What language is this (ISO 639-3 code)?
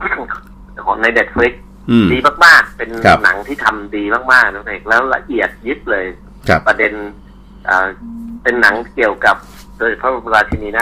tha